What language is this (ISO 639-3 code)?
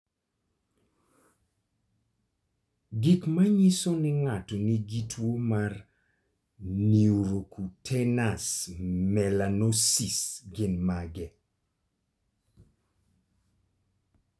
luo